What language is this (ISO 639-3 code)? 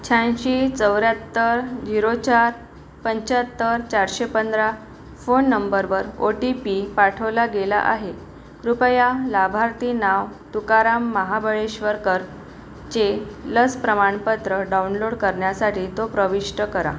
mar